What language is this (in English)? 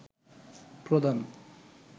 Bangla